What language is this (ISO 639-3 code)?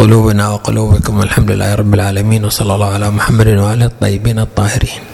ara